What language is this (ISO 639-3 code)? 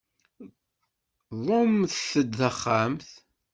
kab